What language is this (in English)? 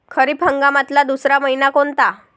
Marathi